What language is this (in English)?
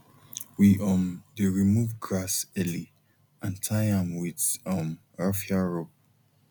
Nigerian Pidgin